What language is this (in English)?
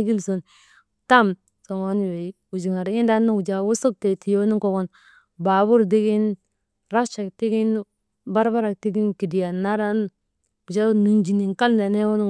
Maba